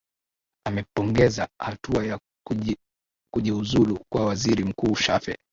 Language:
Swahili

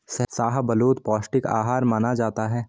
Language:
Hindi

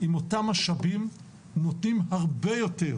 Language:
Hebrew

